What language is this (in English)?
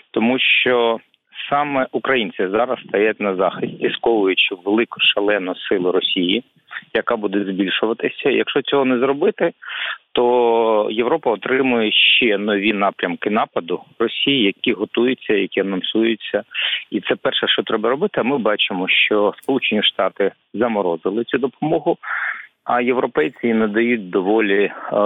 Ukrainian